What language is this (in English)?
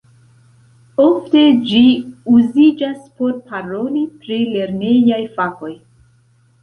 Esperanto